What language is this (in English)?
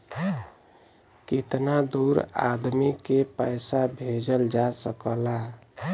Bhojpuri